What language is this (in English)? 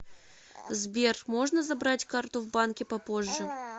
Russian